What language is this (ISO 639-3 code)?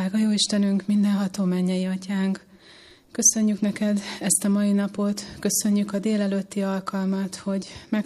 hun